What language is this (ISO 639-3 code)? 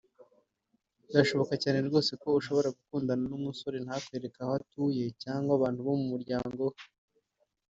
kin